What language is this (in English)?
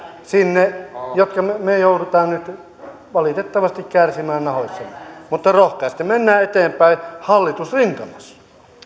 Finnish